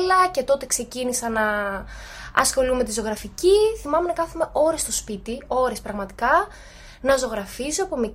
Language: Greek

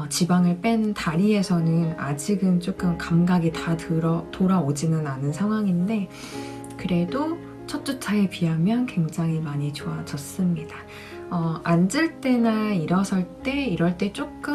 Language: Korean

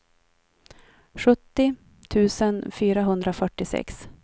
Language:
Swedish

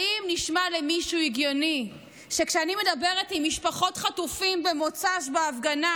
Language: Hebrew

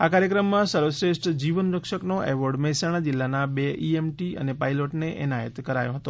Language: Gujarati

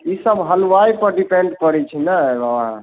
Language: Maithili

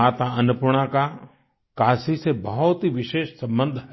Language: Hindi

